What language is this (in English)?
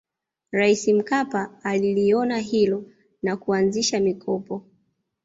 Swahili